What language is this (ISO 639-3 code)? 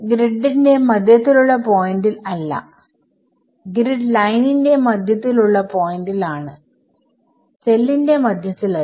mal